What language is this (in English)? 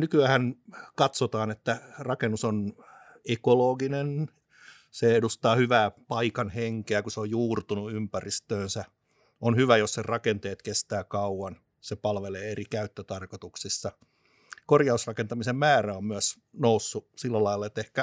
Finnish